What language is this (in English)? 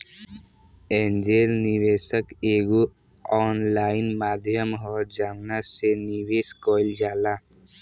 Bhojpuri